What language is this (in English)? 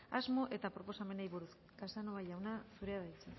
Basque